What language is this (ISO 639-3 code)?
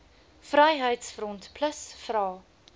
afr